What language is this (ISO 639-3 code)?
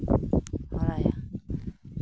sat